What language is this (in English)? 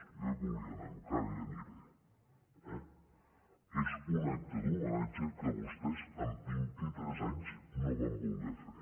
Catalan